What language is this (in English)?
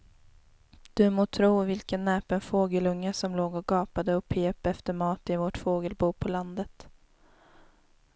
Swedish